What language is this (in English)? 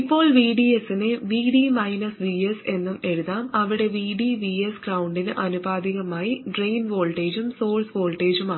Malayalam